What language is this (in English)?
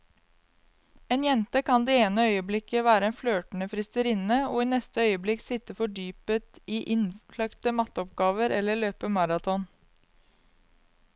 Norwegian